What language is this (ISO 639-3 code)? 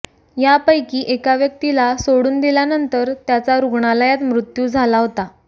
mar